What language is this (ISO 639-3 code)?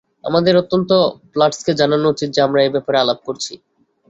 ben